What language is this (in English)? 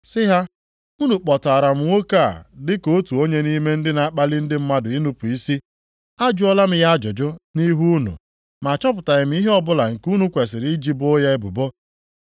Igbo